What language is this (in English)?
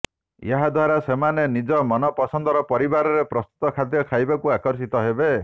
Odia